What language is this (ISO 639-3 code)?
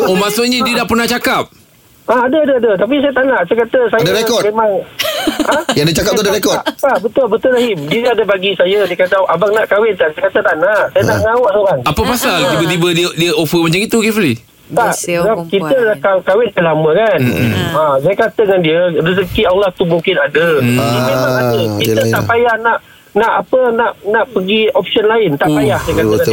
msa